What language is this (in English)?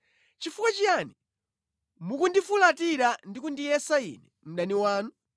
Nyanja